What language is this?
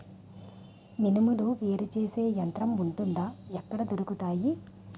Telugu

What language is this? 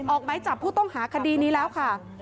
Thai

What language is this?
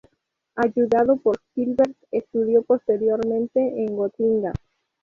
Spanish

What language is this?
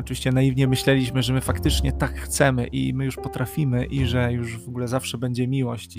Polish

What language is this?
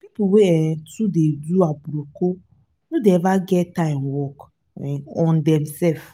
Nigerian Pidgin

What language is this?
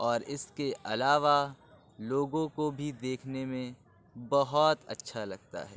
Urdu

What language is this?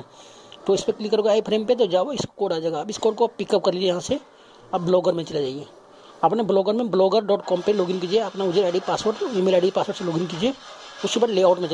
Hindi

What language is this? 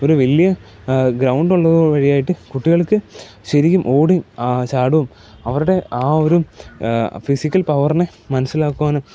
Malayalam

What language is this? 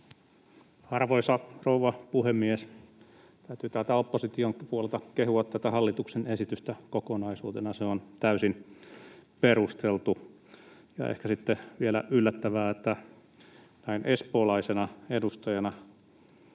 Finnish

